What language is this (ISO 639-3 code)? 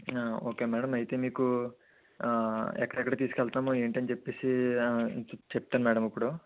tel